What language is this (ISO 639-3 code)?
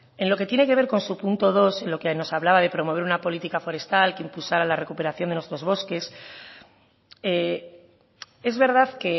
spa